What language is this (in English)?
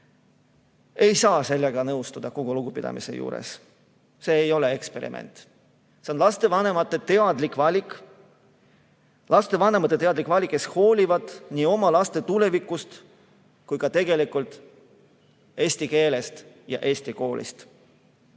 Estonian